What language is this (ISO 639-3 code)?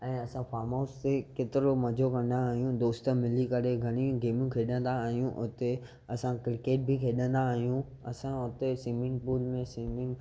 snd